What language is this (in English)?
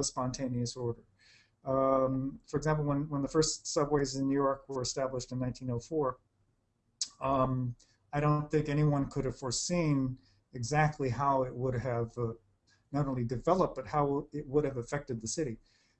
English